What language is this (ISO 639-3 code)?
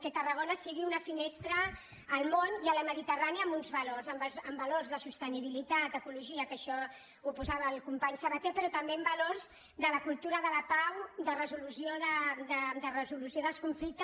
cat